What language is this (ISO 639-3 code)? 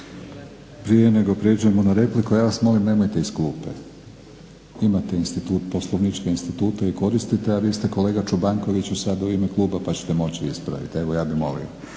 hrv